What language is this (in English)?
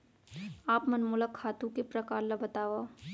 Chhattisgarhi